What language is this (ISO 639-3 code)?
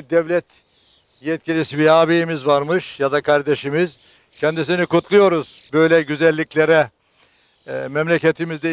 tur